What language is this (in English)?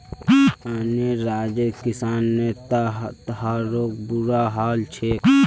Magahi